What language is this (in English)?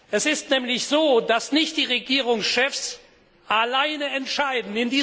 German